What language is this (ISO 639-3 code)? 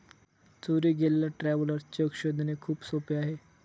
mar